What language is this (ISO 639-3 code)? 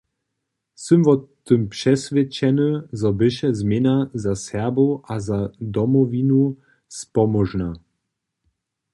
hsb